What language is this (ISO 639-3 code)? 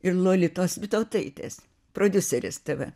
lit